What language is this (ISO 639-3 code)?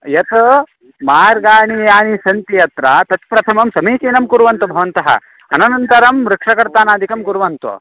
san